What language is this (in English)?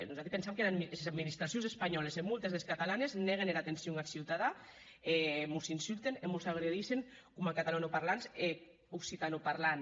Catalan